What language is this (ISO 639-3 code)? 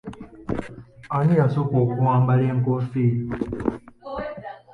lug